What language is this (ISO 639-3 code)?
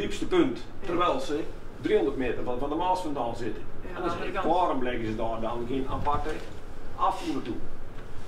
nld